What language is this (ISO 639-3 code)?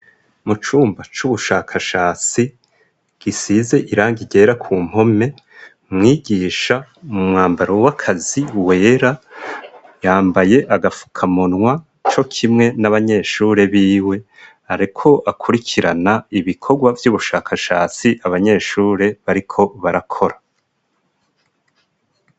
run